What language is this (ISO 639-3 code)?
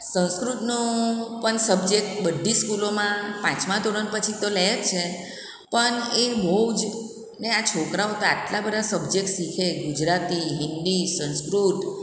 guj